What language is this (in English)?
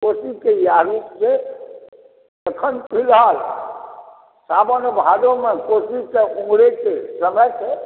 Maithili